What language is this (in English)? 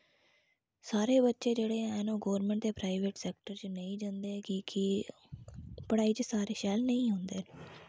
Dogri